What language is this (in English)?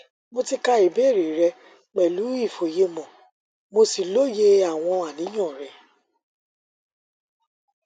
Yoruba